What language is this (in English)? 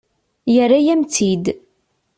Kabyle